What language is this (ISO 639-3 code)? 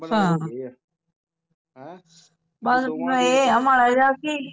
pan